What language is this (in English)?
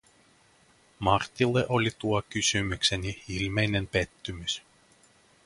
Finnish